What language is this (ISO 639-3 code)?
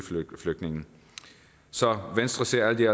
dan